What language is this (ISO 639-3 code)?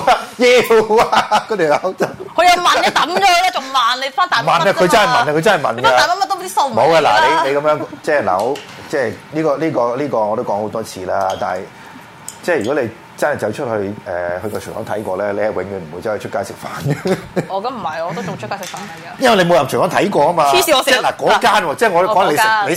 zho